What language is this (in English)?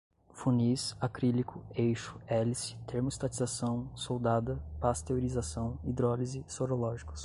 Portuguese